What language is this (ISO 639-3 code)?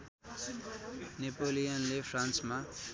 nep